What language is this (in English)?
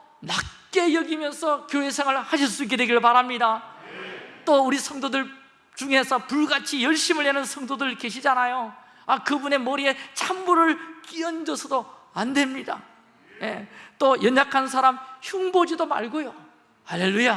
Korean